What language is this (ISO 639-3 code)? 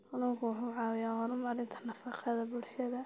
som